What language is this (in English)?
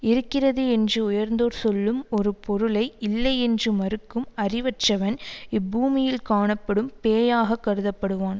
Tamil